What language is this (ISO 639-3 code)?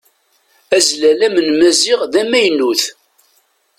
kab